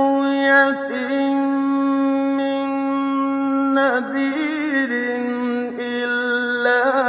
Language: Arabic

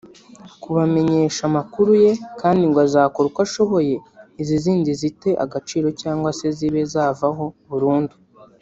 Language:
Kinyarwanda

